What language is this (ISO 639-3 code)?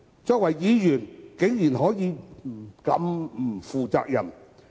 yue